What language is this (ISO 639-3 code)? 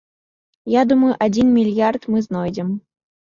bel